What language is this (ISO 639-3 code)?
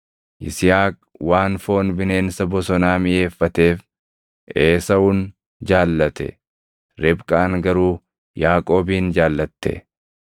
orm